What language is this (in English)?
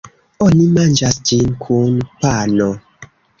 Esperanto